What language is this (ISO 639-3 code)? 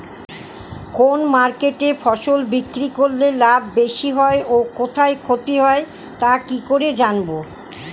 ben